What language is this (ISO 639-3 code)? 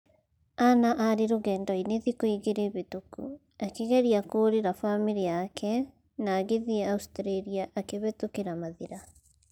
kik